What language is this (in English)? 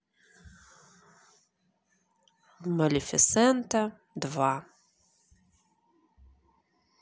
Russian